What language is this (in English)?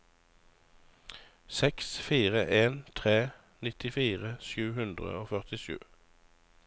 Norwegian